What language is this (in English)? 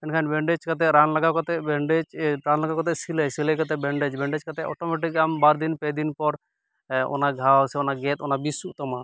Santali